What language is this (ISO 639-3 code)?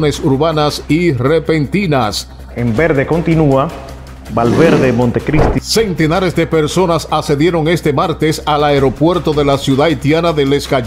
spa